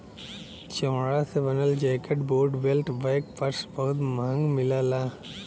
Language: Bhojpuri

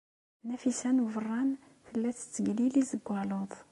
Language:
Kabyle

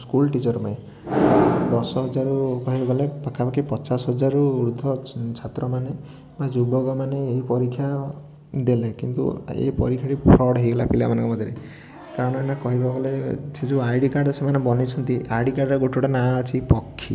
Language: Odia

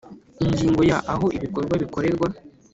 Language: Kinyarwanda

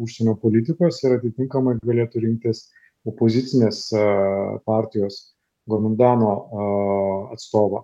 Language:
Lithuanian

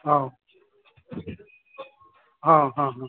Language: Bodo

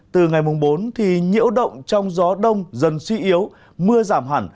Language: Vietnamese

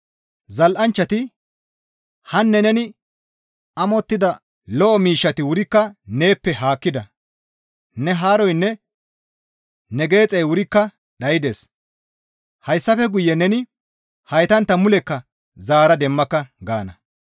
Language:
Gamo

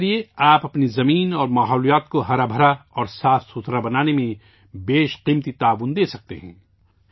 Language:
Urdu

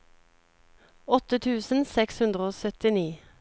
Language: Norwegian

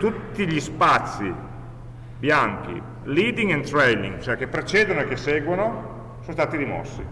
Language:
Italian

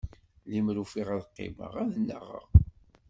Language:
Kabyle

